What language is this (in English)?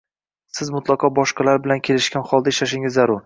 Uzbek